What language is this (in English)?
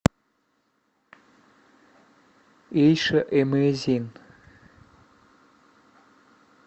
Russian